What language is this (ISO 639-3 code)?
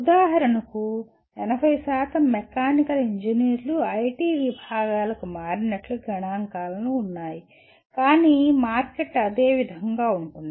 tel